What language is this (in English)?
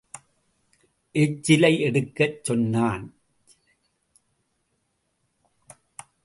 Tamil